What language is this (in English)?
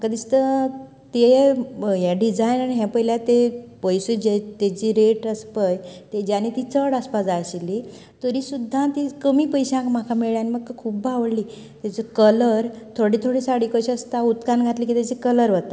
Konkani